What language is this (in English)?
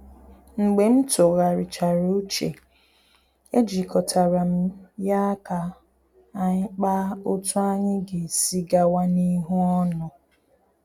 Igbo